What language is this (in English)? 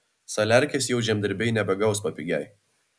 Lithuanian